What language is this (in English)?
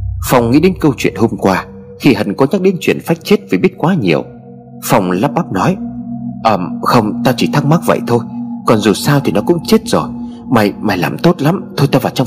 Vietnamese